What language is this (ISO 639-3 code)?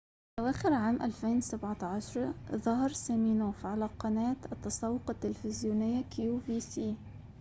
ara